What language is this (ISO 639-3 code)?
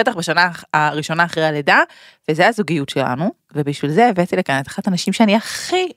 heb